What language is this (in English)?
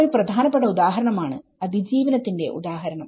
Malayalam